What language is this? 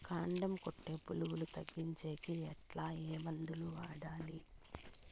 Telugu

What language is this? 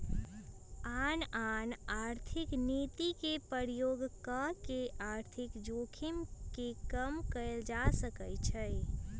Magahi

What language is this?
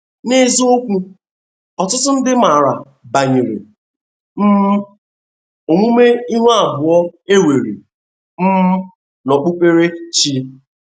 Igbo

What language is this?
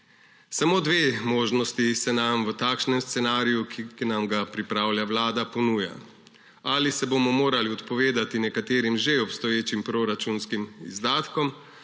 Slovenian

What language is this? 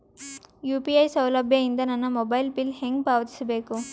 Kannada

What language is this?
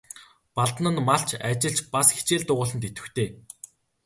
Mongolian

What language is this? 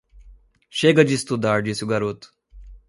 Portuguese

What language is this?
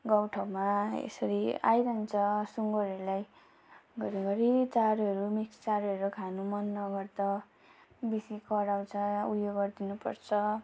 Nepali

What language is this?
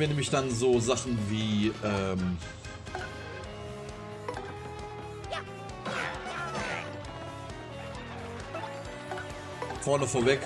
German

